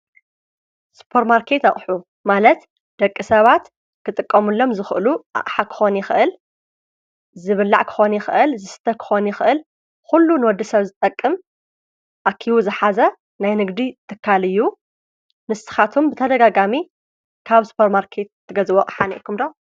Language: Tigrinya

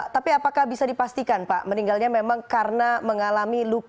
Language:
Indonesian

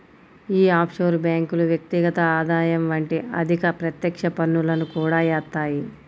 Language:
Telugu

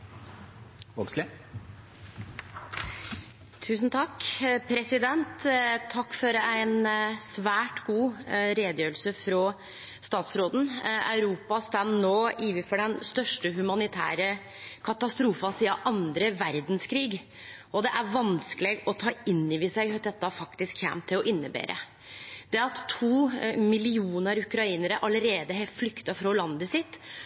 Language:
Norwegian Nynorsk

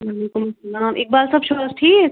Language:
Kashmiri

